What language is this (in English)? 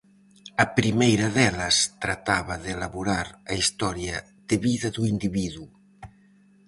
Galician